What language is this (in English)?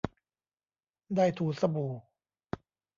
Thai